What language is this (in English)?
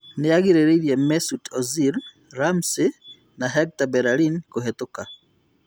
Kikuyu